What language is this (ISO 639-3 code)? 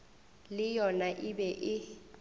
nso